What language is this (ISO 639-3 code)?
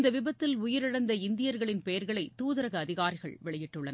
tam